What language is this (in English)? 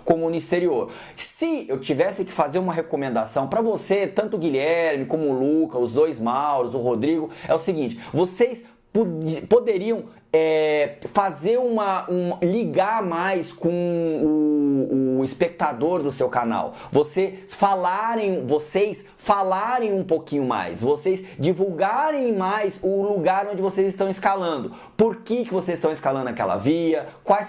Portuguese